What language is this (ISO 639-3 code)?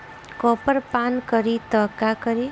bho